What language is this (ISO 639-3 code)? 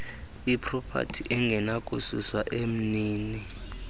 xho